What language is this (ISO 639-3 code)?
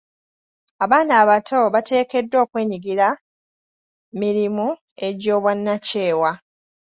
lug